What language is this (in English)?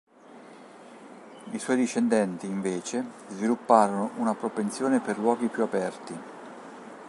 Italian